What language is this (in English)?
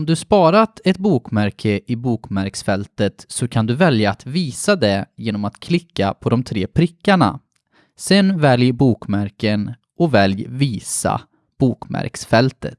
Swedish